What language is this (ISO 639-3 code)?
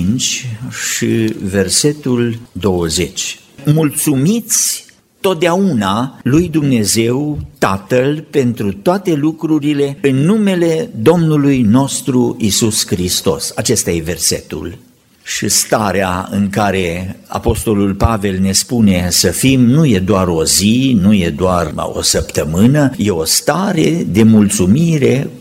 ron